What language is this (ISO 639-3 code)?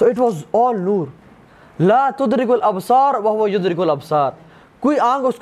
urd